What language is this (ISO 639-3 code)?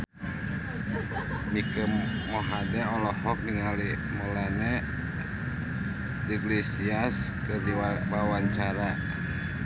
sun